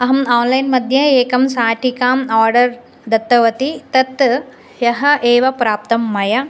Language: Sanskrit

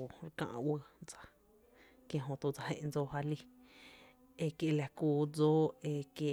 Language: Tepinapa Chinantec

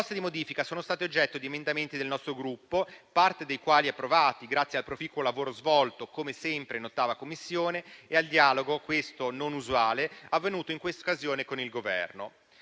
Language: Italian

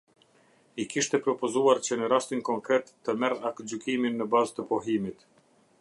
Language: Albanian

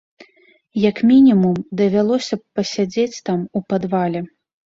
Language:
Belarusian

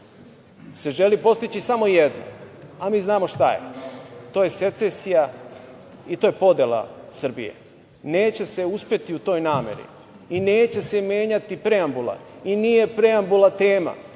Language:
Serbian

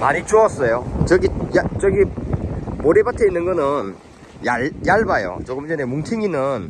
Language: Korean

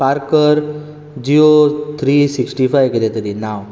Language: Konkani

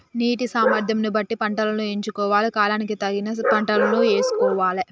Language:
Telugu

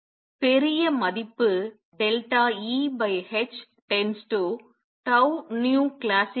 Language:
Tamil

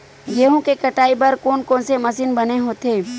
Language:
Chhattisgarhi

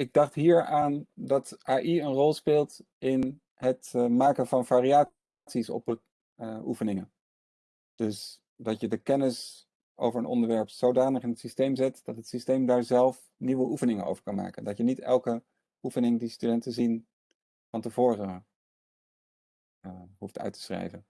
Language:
Dutch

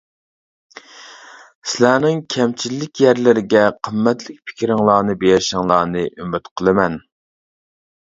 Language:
Uyghur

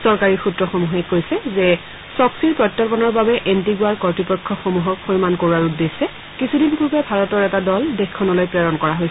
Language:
Assamese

